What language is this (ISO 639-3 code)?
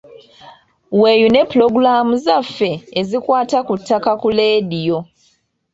lug